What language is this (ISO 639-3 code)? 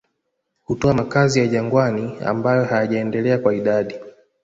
swa